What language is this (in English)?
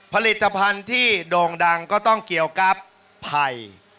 Thai